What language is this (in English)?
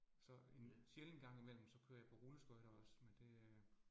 Danish